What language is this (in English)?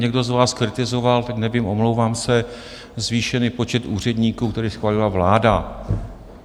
Czech